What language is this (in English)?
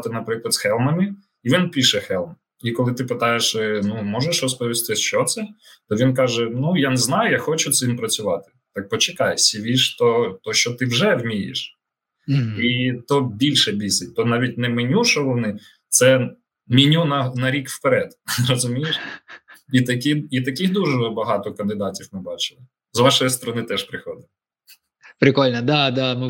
Ukrainian